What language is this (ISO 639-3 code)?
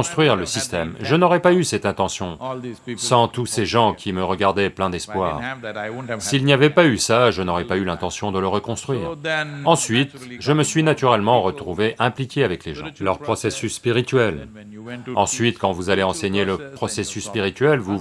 fra